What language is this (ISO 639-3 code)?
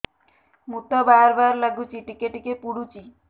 ori